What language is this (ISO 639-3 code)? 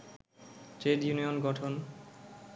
ben